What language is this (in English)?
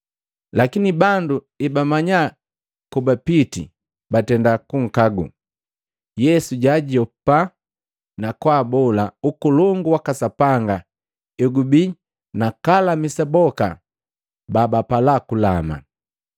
Matengo